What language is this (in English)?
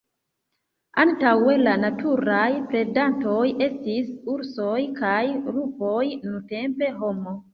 Esperanto